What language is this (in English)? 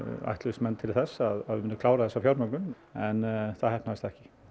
Icelandic